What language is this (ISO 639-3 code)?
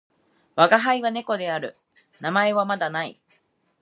jpn